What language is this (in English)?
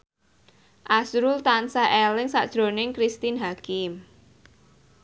Javanese